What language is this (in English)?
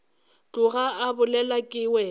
Northern Sotho